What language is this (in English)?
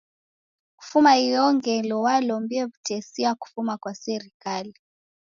Taita